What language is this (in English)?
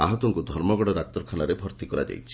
Odia